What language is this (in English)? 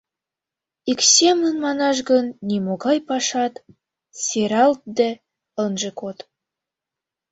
Mari